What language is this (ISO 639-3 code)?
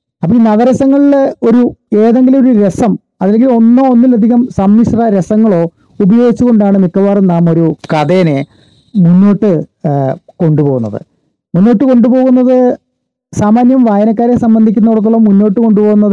mal